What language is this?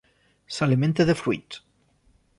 Catalan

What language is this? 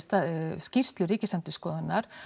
Icelandic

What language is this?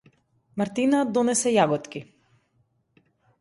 Macedonian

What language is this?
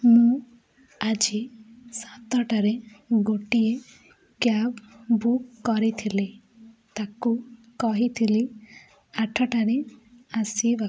Odia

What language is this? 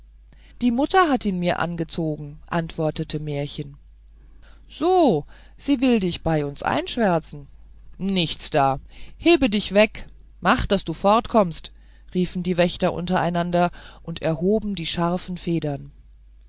German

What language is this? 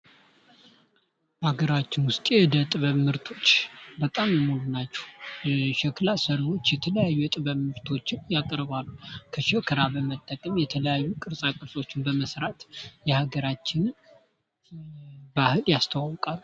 Amharic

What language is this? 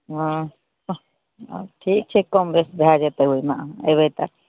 Maithili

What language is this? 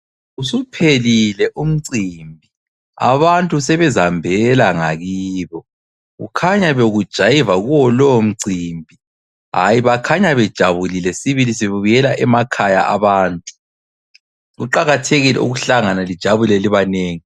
North Ndebele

